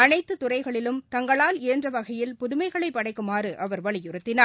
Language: Tamil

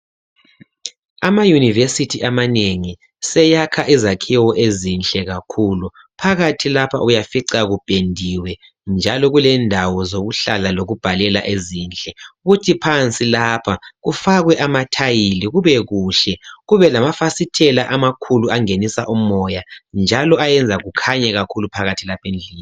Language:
North Ndebele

